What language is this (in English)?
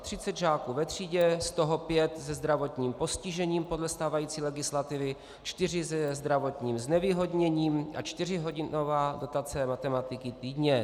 Czech